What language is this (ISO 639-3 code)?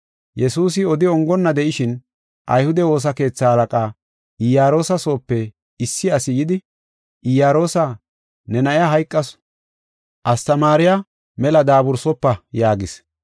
gof